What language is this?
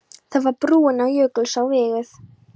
Icelandic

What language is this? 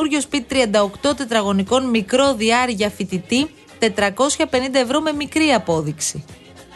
Greek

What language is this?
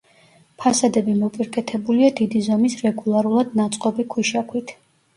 Georgian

